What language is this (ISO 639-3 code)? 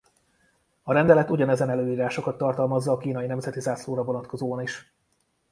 hun